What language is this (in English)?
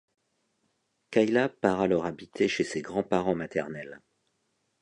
French